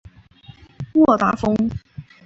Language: Chinese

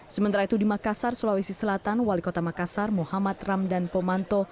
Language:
Indonesian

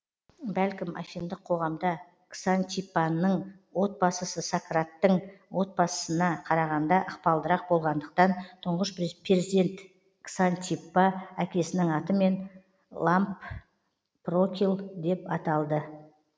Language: Kazakh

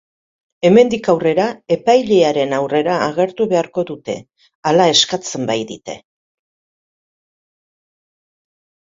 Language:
Basque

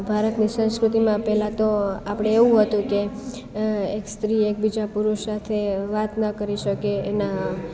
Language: Gujarati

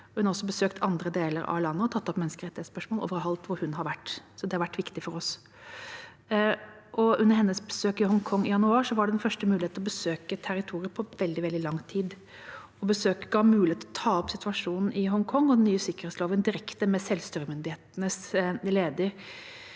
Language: Norwegian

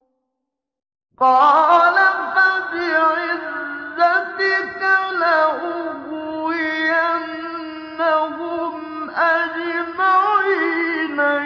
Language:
Arabic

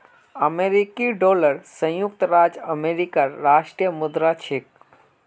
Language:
Magahi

